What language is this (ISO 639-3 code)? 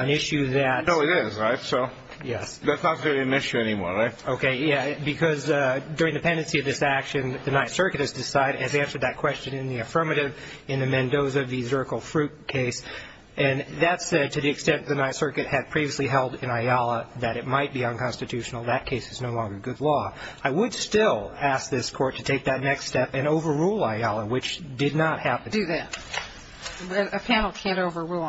eng